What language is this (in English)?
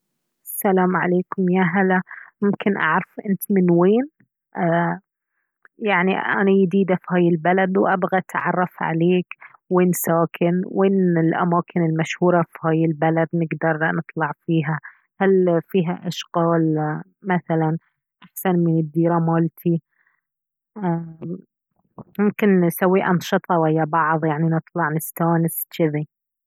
Baharna Arabic